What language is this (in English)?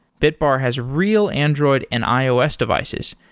English